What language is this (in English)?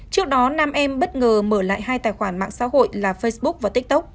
Vietnamese